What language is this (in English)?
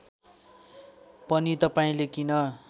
Nepali